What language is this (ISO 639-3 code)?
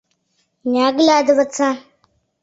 chm